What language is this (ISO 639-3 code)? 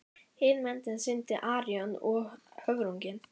isl